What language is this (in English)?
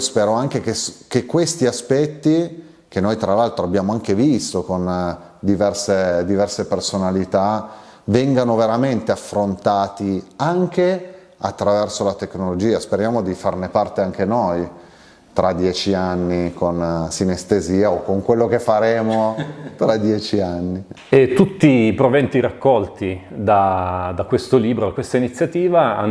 Italian